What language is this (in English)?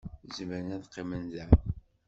Kabyle